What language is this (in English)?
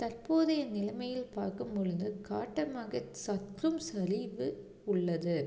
Tamil